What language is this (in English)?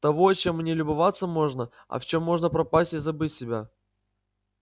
Russian